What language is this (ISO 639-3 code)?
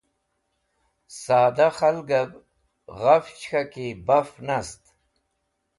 wbl